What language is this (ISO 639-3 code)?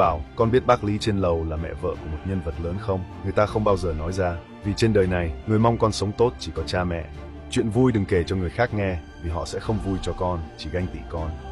vie